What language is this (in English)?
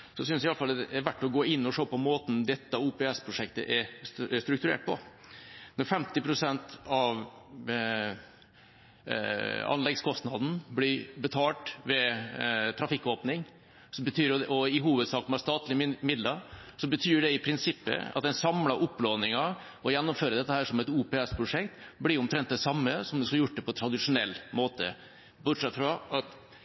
Norwegian Bokmål